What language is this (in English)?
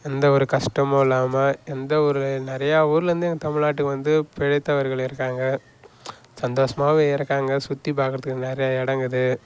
Tamil